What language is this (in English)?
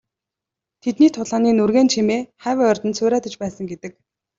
Mongolian